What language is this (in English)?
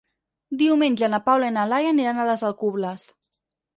Catalan